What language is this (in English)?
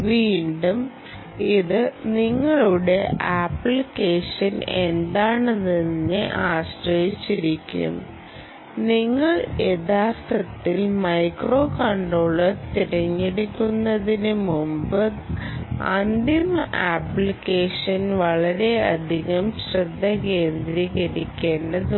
Malayalam